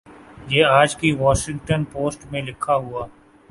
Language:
Urdu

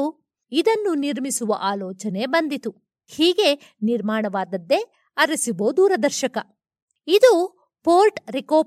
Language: Kannada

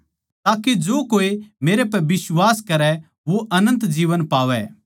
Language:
Haryanvi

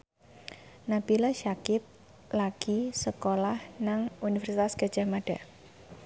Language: Javanese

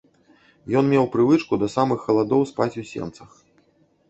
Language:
Belarusian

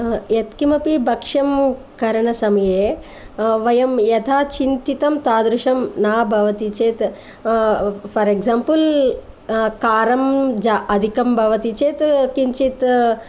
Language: Sanskrit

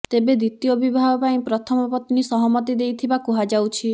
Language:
Odia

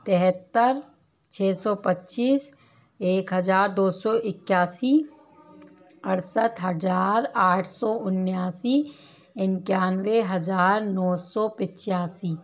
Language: Hindi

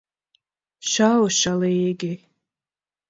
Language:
Latvian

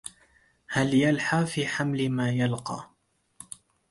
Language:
Arabic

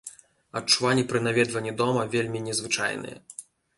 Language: Belarusian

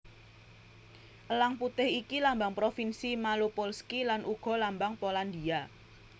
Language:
Javanese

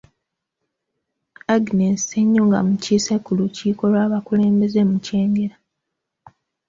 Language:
Ganda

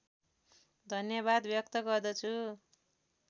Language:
Nepali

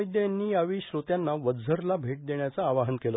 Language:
Marathi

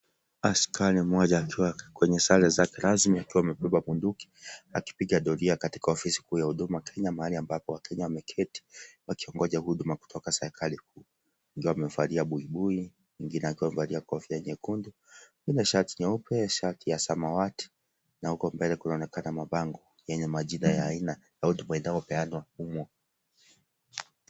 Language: Swahili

